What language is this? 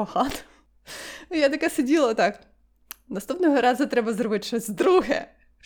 Ukrainian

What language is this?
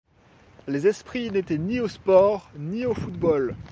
French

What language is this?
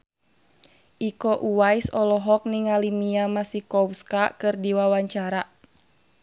Sundanese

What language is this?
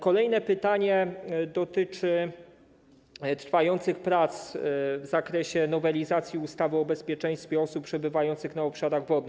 Polish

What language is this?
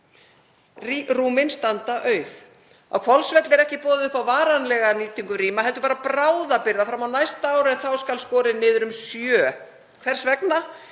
Icelandic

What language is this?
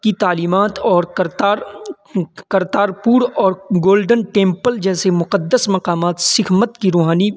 Urdu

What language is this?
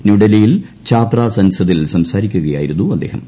Malayalam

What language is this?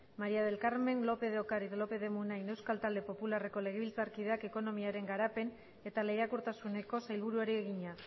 Basque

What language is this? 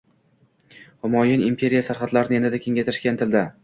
Uzbek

